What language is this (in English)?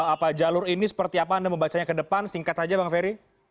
Indonesian